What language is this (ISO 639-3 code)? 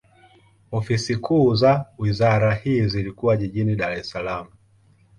swa